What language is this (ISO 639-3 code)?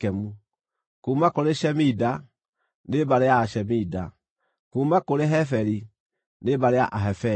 kik